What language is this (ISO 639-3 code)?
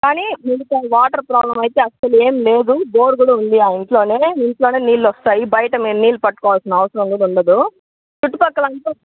tel